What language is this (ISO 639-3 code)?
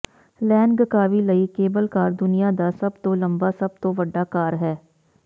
pan